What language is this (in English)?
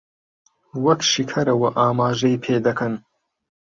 Central Kurdish